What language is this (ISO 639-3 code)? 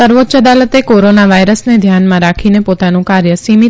guj